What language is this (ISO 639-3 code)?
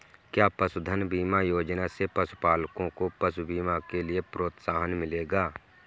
hin